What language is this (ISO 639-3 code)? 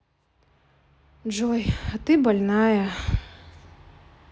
rus